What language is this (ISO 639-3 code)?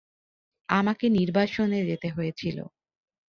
ben